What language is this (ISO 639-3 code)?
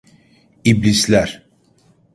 tur